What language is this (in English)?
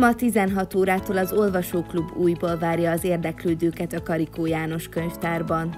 Hungarian